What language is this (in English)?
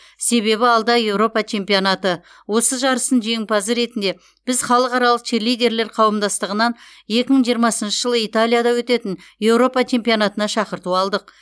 Kazakh